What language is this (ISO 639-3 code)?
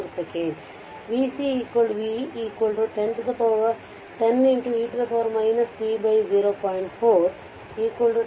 kan